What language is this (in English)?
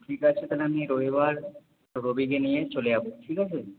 Bangla